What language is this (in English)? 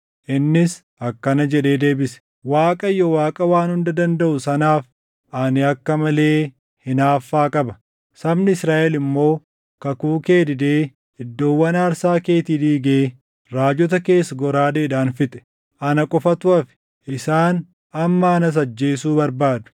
Oromo